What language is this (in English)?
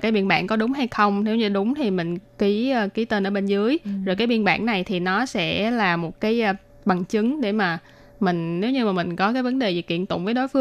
Vietnamese